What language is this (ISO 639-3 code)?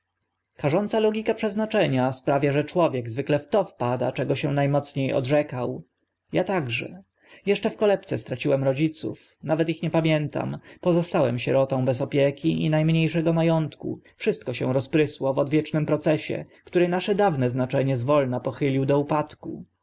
pol